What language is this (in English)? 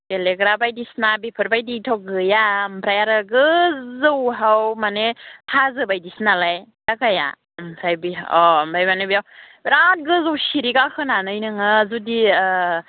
Bodo